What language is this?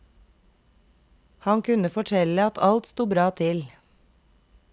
Norwegian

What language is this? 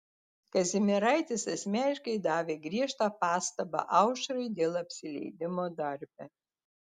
Lithuanian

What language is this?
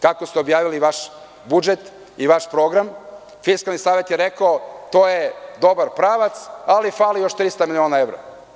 Serbian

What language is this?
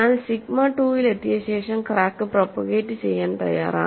Malayalam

